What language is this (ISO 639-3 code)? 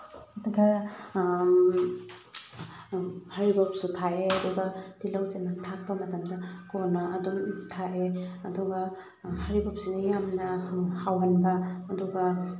mni